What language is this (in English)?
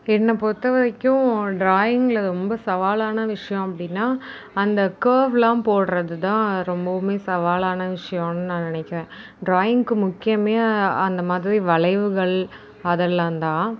Tamil